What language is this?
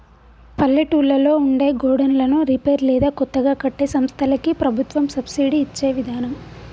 Telugu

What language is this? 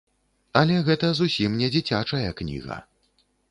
Belarusian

